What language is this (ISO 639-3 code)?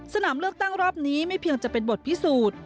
tha